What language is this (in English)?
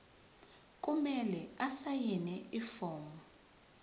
Zulu